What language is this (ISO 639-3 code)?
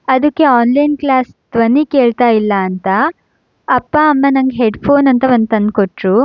kan